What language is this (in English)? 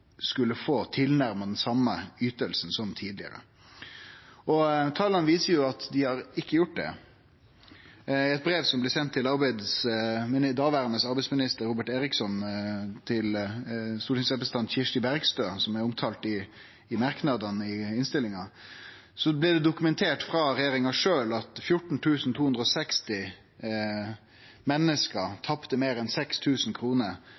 Norwegian Nynorsk